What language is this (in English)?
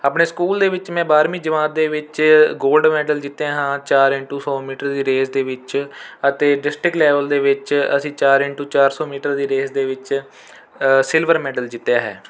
Punjabi